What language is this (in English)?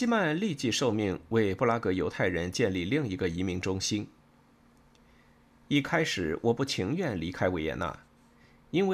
Chinese